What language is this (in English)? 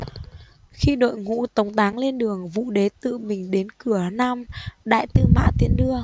Vietnamese